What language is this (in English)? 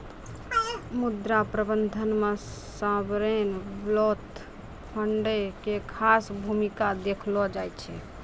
Maithili